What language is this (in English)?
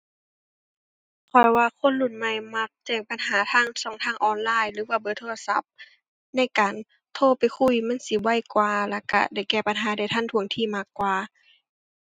Thai